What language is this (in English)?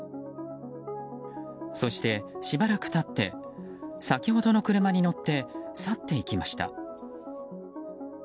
Japanese